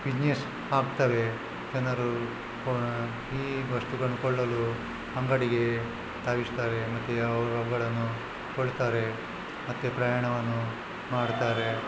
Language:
Kannada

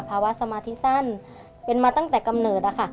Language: Thai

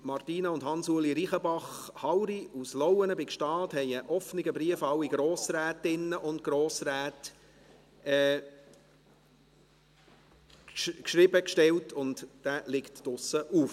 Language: Swiss German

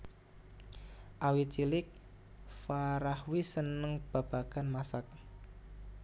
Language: Javanese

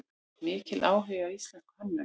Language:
Icelandic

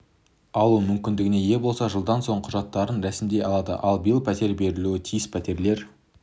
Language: Kazakh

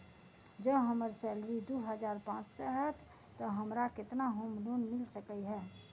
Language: Maithili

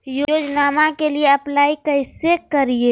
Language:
Magahi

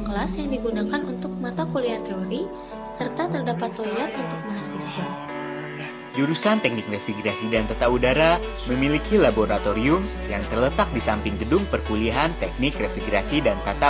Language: Indonesian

